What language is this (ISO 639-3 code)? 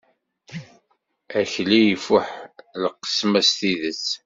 kab